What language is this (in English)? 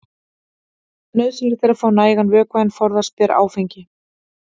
Icelandic